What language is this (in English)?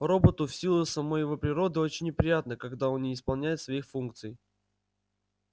Russian